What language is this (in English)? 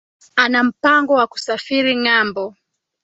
Swahili